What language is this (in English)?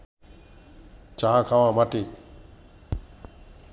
Bangla